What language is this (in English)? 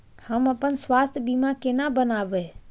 Maithili